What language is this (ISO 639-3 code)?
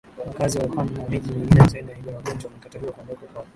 swa